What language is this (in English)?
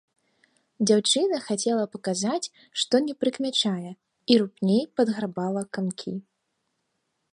Belarusian